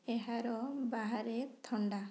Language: Odia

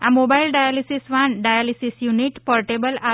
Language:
Gujarati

